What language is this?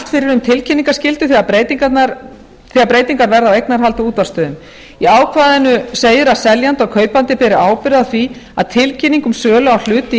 Icelandic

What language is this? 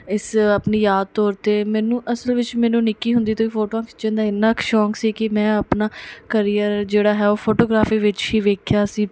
Punjabi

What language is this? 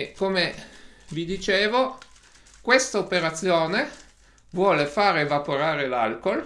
Italian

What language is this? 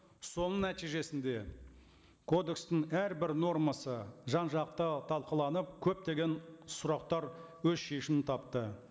Kazakh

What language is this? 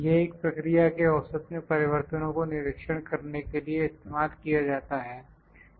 Hindi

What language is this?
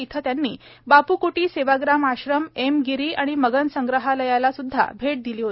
Marathi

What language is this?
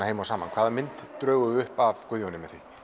Icelandic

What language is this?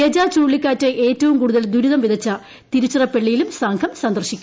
Malayalam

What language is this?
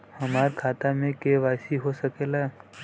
Bhojpuri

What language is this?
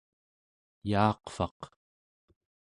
Central Yupik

